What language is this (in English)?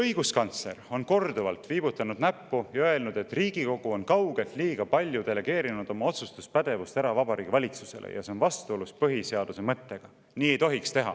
Estonian